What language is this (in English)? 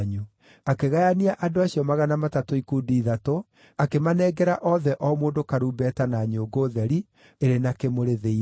Kikuyu